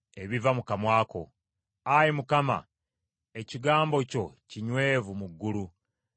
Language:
Ganda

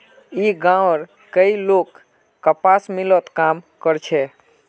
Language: Magahi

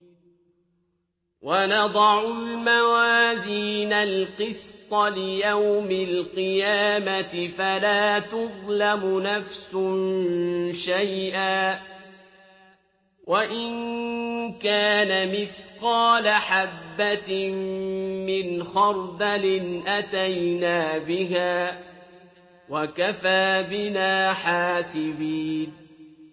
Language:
Arabic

